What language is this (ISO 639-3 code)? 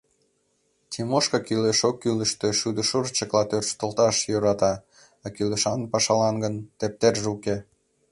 chm